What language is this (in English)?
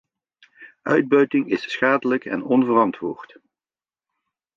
Dutch